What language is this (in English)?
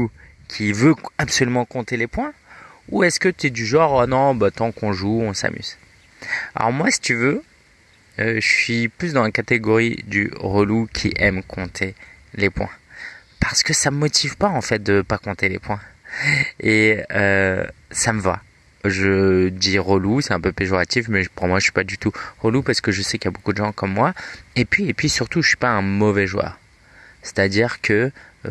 French